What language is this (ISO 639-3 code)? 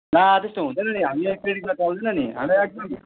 nep